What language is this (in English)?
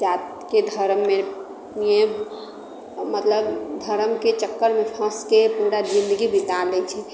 Maithili